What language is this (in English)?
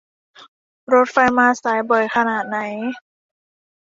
Thai